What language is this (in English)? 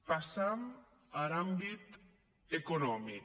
Catalan